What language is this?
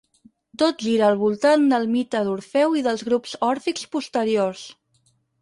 Catalan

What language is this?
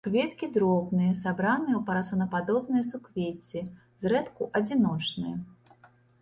Belarusian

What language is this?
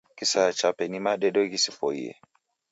Taita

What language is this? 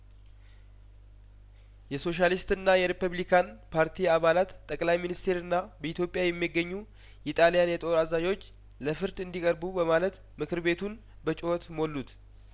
Amharic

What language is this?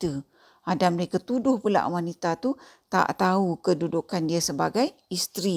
Malay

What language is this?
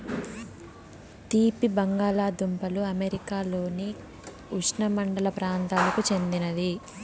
Telugu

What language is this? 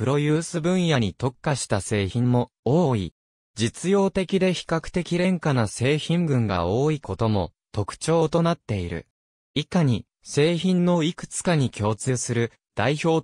Japanese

